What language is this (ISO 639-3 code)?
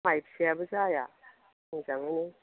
brx